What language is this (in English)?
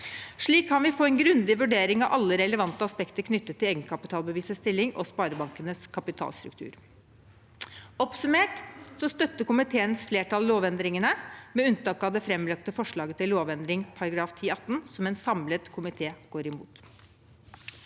Norwegian